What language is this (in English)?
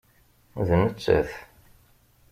Kabyle